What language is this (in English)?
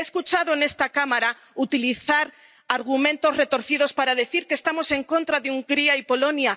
Spanish